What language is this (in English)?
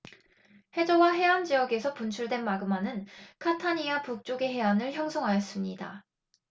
Korean